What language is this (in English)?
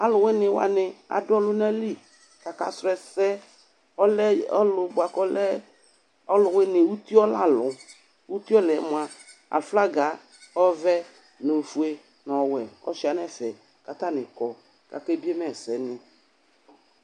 Ikposo